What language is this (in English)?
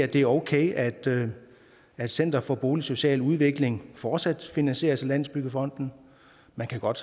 Danish